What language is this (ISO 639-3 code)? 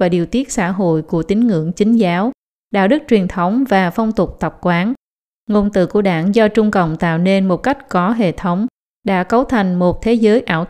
vie